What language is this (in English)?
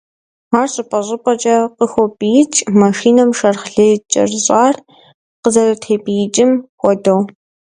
Kabardian